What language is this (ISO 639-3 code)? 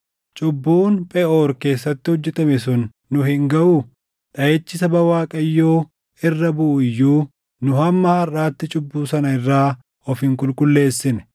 orm